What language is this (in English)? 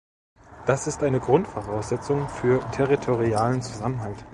German